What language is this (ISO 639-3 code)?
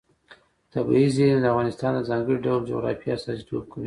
pus